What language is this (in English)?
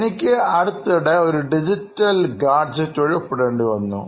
Malayalam